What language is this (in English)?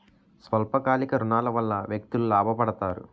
Telugu